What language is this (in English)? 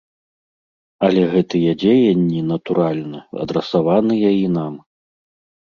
Belarusian